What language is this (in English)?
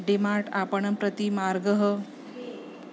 Sanskrit